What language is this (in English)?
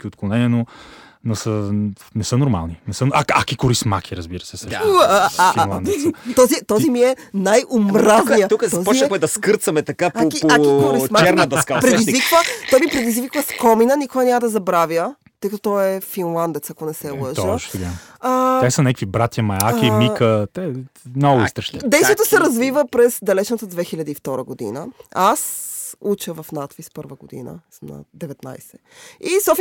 Bulgarian